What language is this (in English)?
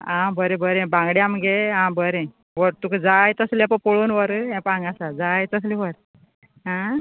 Konkani